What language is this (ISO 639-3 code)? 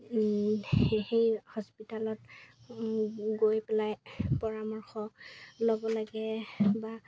asm